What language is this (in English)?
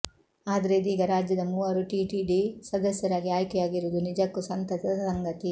Kannada